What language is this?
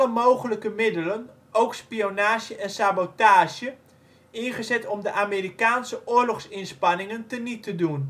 Dutch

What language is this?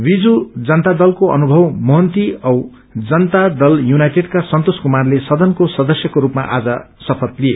Nepali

